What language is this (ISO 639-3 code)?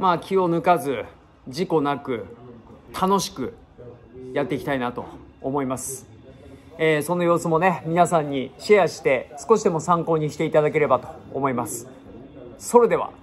jpn